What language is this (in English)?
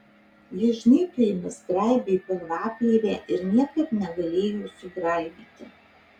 Lithuanian